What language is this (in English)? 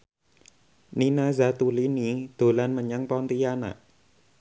Javanese